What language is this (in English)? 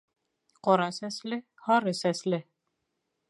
Bashkir